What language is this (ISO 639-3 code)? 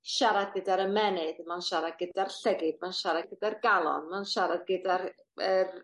cym